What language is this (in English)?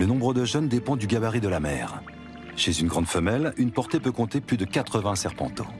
French